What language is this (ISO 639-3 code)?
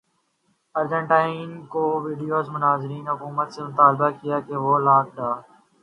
urd